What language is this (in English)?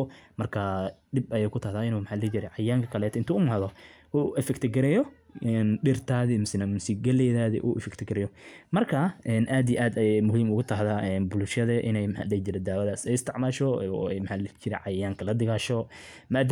Somali